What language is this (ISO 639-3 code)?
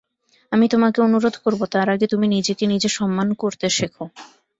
ben